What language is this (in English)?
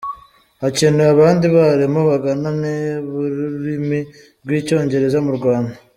Kinyarwanda